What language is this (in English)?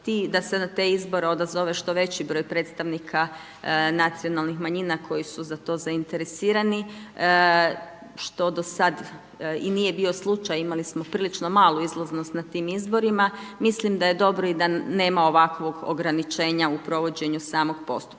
Croatian